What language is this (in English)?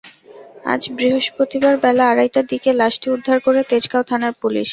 Bangla